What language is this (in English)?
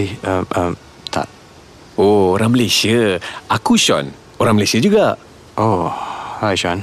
Malay